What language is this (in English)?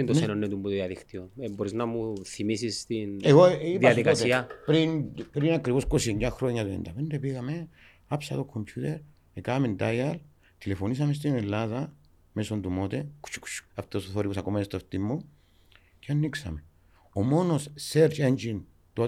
Greek